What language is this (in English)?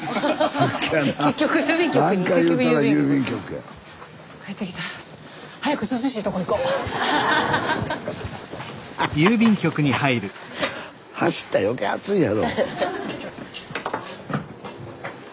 Japanese